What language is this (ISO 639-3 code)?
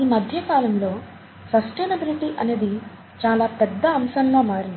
tel